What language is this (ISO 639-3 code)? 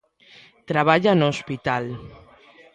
glg